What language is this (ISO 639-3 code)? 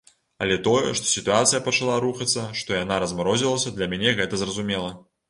bel